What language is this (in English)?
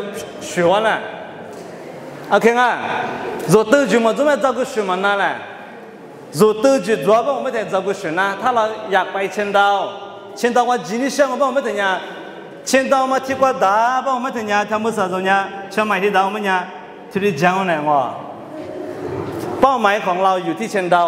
Thai